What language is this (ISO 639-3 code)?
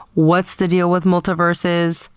eng